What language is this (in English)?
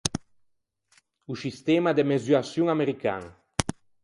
Ligurian